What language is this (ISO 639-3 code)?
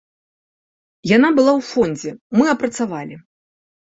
bel